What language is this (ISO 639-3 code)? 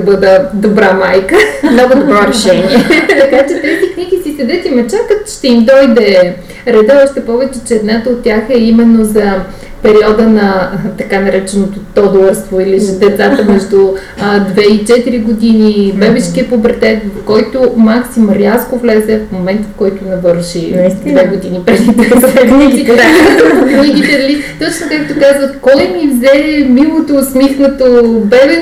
bul